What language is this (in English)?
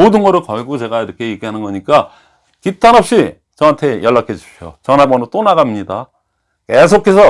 Korean